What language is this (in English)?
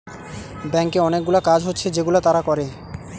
Bangla